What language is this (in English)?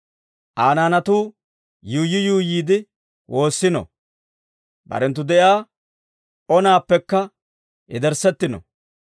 Dawro